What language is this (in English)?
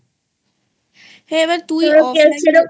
Bangla